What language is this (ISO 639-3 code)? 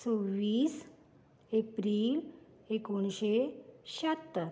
kok